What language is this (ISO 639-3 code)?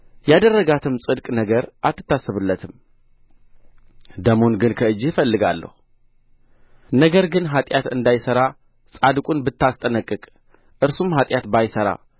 amh